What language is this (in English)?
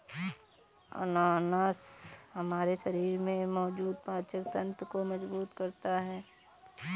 Hindi